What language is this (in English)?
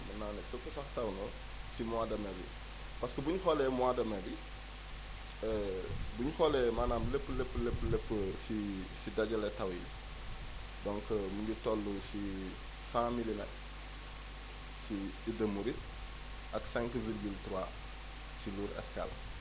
Wolof